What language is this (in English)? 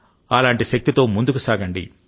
Telugu